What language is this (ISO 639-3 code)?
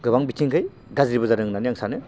brx